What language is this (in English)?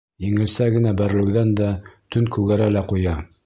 Bashkir